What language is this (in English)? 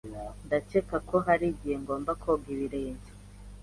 Kinyarwanda